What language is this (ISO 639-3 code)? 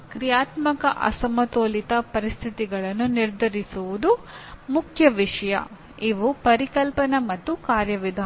kan